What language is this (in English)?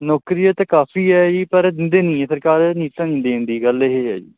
Punjabi